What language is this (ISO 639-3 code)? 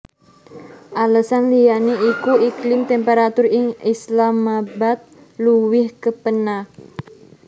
jav